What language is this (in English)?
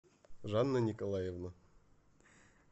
Russian